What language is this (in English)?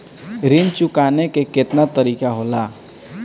Bhojpuri